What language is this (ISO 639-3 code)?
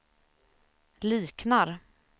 swe